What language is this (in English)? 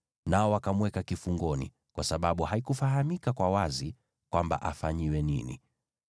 Swahili